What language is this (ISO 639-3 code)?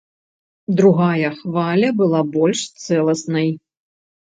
bel